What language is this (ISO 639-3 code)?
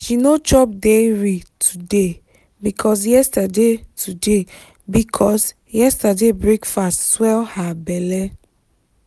pcm